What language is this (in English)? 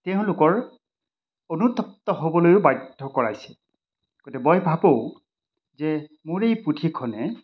Assamese